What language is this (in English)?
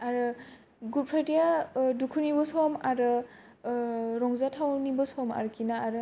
Bodo